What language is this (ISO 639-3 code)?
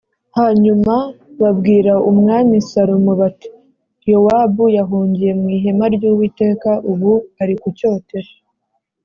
kin